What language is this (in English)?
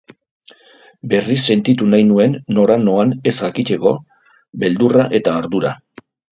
Basque